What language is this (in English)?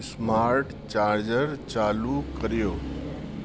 Sindhi